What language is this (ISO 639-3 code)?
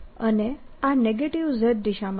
guj